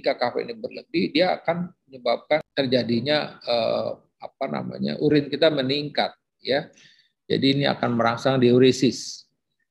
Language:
Indonesian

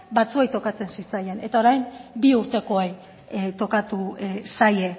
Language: Basque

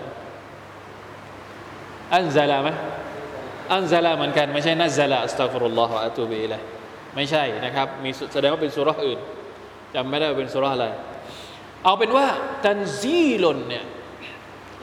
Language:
Thai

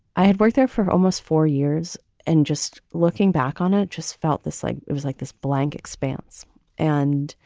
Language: English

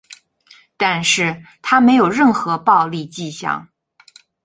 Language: Chinese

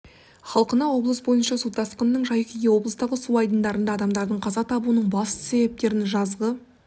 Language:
Kazakh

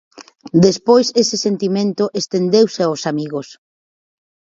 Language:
Galician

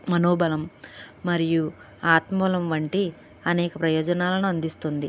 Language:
Telugu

